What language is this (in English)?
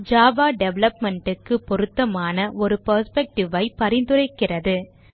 Tamil